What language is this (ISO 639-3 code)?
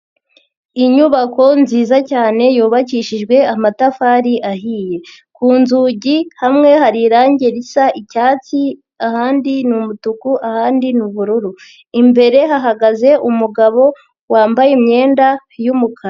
kin